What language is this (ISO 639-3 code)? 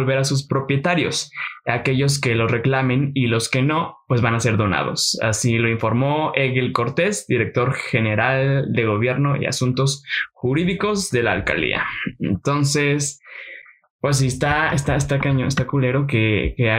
spa